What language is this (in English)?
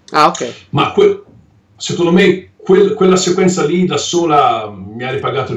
Italian